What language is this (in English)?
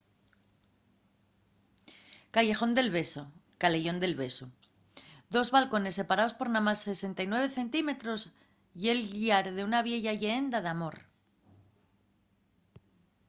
Asturian